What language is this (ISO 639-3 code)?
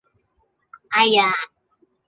yue